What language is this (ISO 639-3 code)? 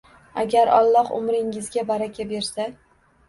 uzb